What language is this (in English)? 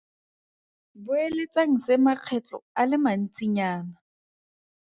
Tswana